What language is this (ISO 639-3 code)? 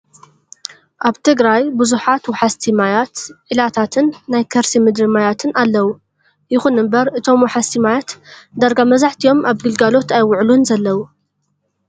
tir